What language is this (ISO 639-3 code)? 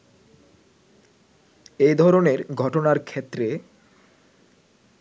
ben